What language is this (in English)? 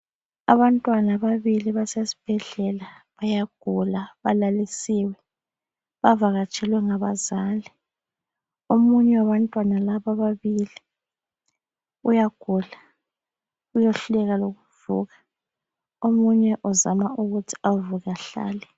North Ndebele